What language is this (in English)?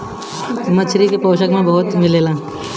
Bhojpuri